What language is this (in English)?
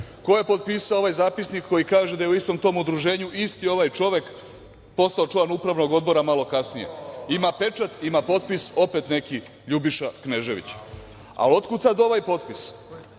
Serbian